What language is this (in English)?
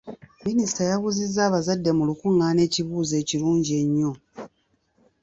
Ganda